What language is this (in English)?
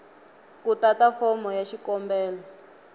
Tsonga